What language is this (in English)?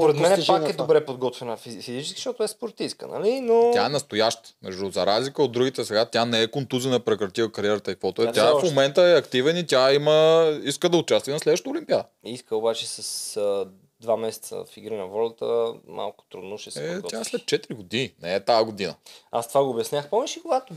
Bulgarian